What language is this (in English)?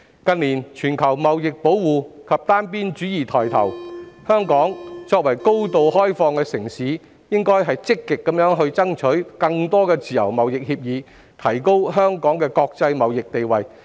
Cantonese